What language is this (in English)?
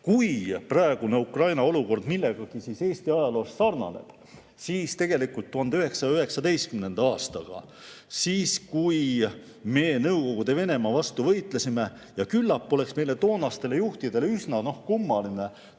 Estonian